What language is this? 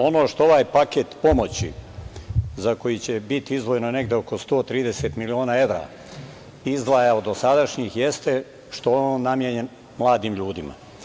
Serbian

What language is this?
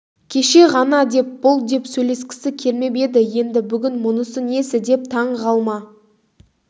Kazakh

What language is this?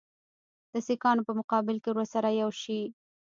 Pashto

